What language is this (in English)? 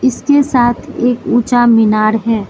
Hindi